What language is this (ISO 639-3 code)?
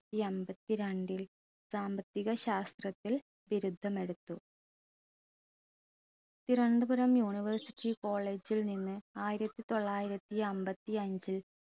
mal